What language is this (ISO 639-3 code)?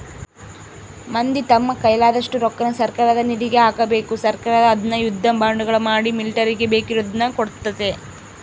kan